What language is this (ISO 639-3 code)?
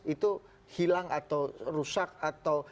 ind